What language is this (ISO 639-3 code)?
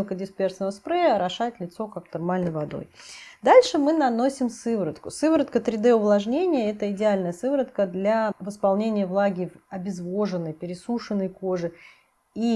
rus